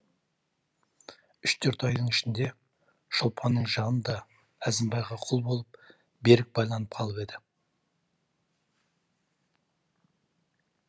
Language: Kazakh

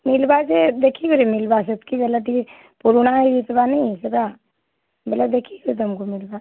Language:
Odia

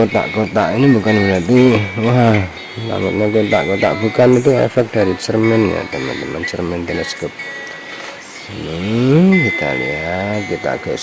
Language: Indonesian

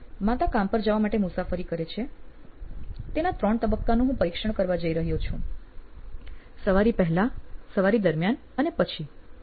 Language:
Gujarati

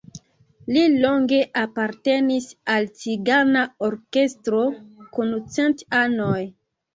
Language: Esperanto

